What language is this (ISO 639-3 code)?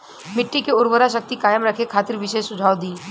bho